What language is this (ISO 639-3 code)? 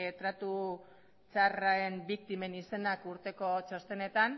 eus